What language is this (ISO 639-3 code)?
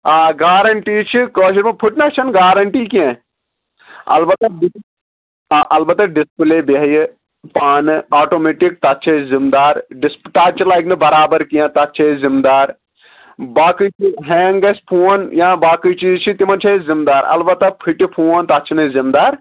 kas